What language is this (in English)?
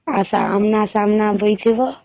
Odia